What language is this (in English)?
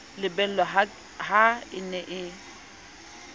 Southern Sotho